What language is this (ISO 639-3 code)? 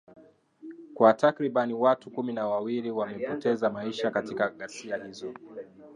swa